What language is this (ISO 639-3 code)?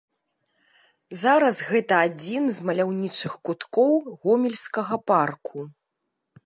bel